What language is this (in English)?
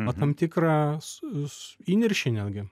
Lithuanian